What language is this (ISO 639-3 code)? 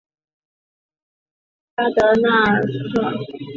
zho